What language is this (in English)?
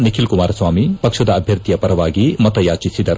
Kannada